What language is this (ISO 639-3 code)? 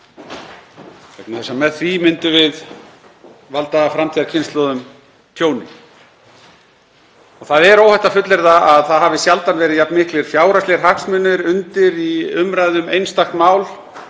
isl